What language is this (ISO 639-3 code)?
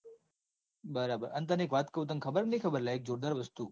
guj